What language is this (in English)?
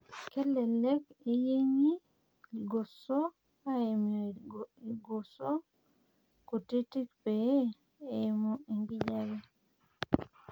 Masai